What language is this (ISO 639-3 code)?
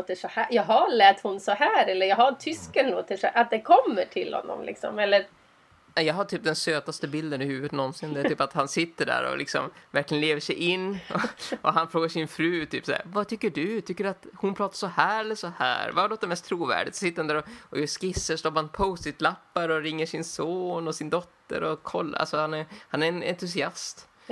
swe